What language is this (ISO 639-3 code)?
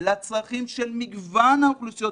heb